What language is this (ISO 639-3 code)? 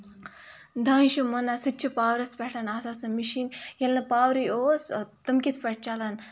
kas